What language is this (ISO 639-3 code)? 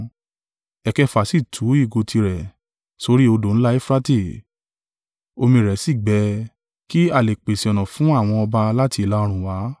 yor